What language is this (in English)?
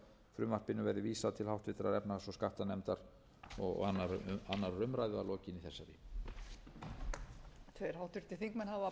Icelandic